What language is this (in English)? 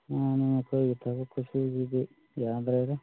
Manipuri